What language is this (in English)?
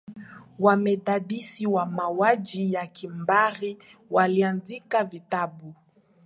Swahili